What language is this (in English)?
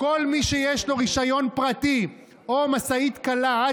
Hebrew